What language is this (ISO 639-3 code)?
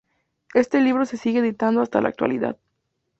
spa